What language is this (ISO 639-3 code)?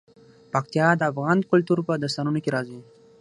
pus